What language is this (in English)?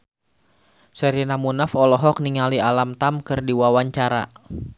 Sundanese